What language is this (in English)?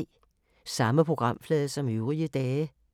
Danish